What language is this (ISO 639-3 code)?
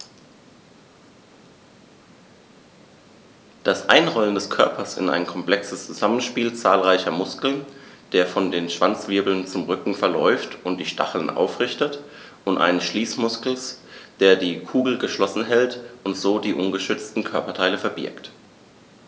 deu